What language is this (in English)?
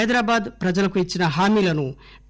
Telugu